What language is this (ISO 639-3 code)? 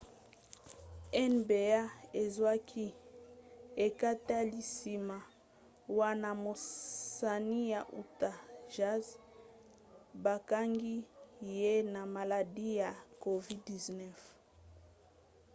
lin